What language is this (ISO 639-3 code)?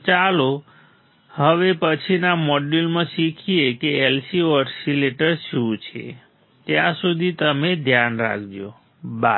guj